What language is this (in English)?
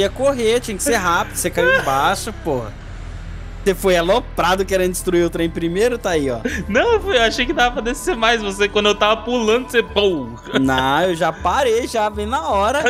Portuguese